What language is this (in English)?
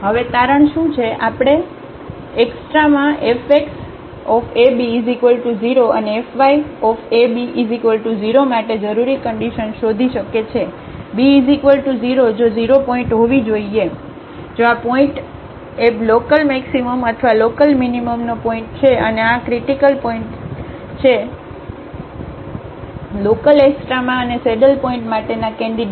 Gujarati